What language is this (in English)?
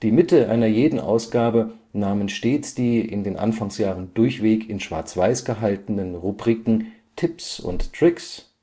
German